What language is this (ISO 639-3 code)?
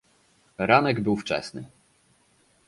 pol